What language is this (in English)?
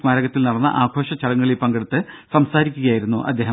Malayalam